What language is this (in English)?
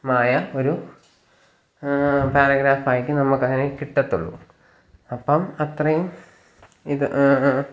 Malayalam